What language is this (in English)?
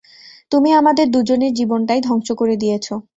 Bangla